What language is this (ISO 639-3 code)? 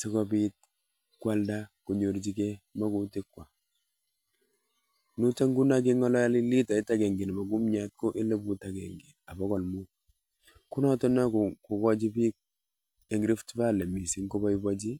kln